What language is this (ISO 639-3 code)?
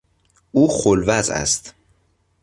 fas